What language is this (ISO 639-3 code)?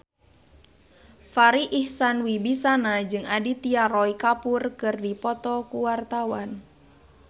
sun